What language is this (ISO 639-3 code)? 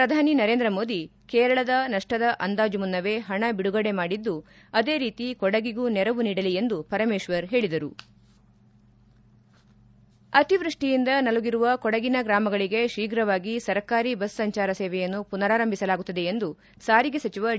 kan